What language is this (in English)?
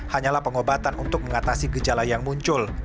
Indonesian